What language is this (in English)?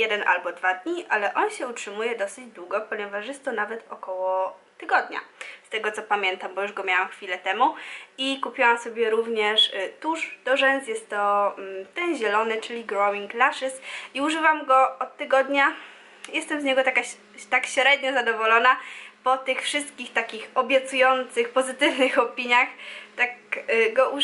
Polish